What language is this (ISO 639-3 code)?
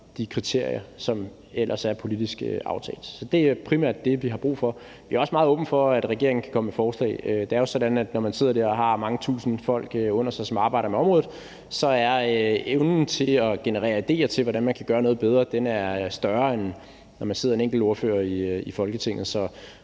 dan